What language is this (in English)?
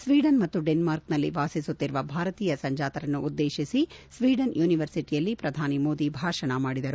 Kannada